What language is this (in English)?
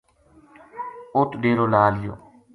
Gujari